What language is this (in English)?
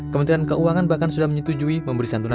Indonesian